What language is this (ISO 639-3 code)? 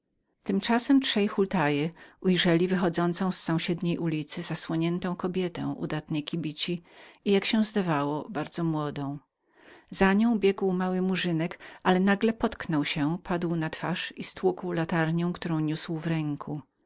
pol